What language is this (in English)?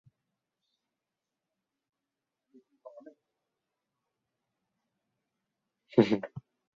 Chinese